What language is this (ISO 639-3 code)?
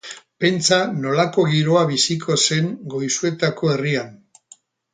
eus